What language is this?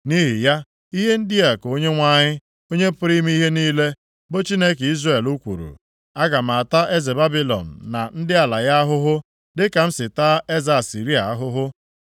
Igbo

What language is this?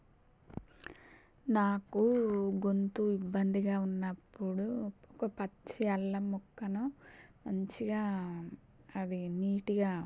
Telugu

